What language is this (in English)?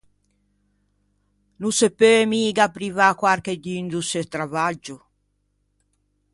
Ligurian